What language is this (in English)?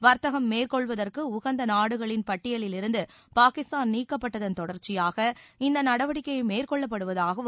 Tamil